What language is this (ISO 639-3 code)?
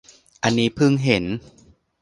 tha